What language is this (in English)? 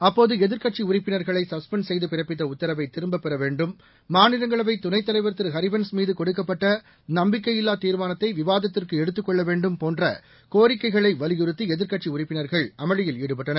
Tamil